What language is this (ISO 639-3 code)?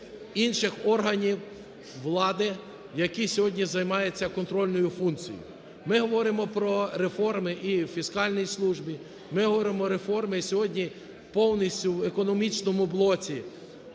ukr